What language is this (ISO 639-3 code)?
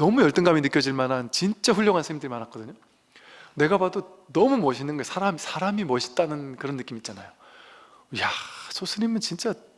kor